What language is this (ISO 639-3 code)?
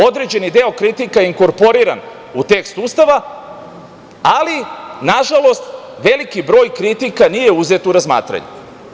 srp